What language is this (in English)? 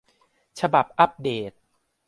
Thai